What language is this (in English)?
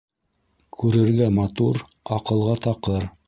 Bashkir